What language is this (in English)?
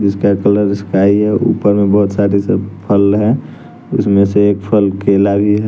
Hindi